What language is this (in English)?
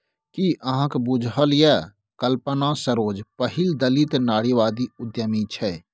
Maithili